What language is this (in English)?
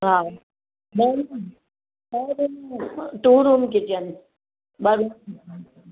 Sindhi